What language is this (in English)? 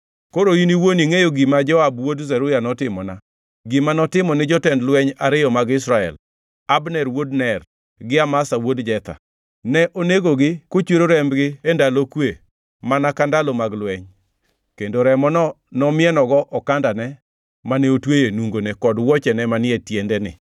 Luo (Kenya and Tanzania)